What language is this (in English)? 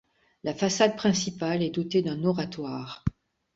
French